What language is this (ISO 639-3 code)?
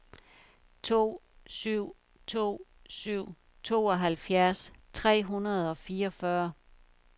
dan